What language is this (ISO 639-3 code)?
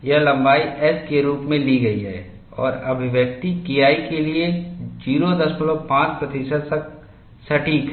hin